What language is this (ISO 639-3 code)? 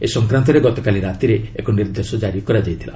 ori